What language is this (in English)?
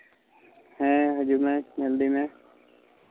Santali